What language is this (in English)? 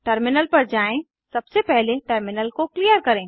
Hindi